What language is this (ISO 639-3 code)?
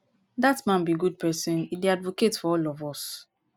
pcm